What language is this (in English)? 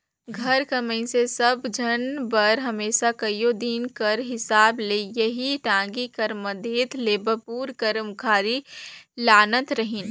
Chhattisgarhi